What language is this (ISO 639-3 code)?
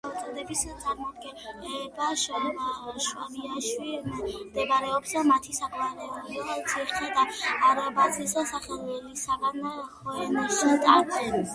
kat